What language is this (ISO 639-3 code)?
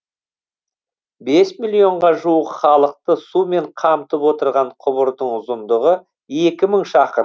kaz